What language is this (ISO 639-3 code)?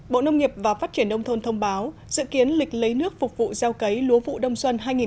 vie